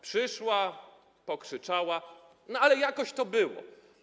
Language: Polish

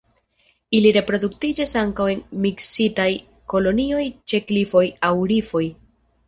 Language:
Esperanto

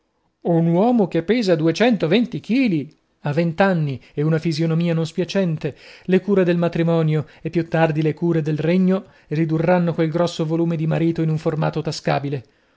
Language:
Italian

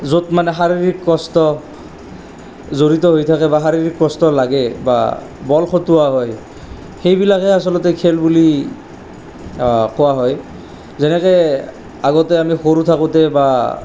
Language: Assamese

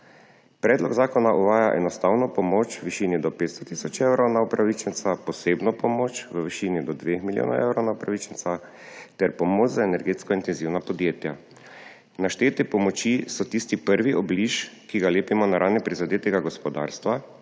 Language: Slovenian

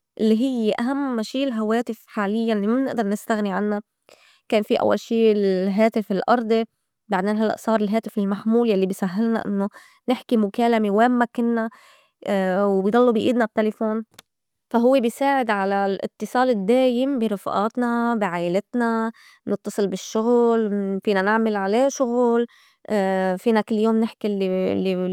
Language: North Levantine Arabic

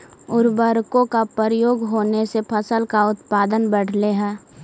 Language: Magahi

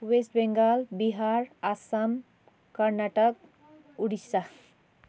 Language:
Nepali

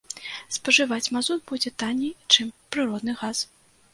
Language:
Belarusian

